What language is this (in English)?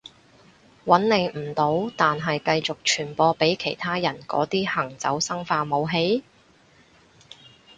Cantonese